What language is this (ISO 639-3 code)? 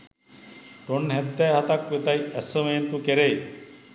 sin